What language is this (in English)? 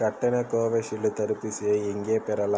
Tamil